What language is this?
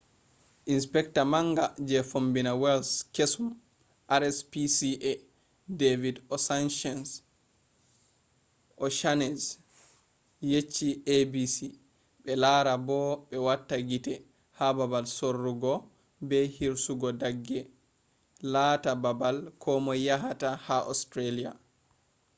Fula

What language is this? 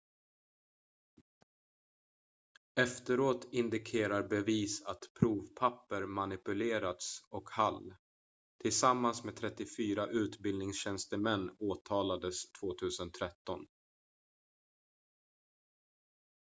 Swedish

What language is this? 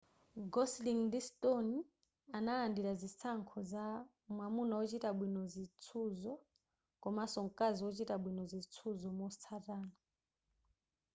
Nyanja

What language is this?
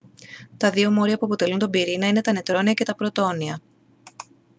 Greek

